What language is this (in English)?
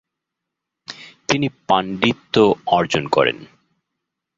Bangla